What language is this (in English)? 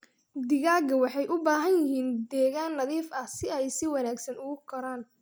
Somali